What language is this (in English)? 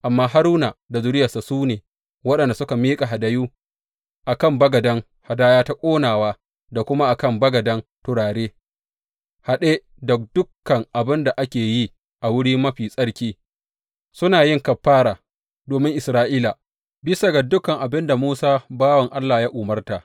Hausa